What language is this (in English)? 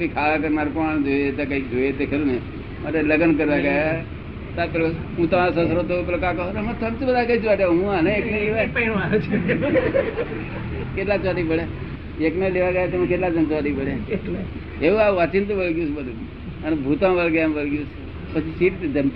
Gujarati